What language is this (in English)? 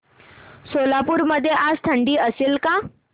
Marathi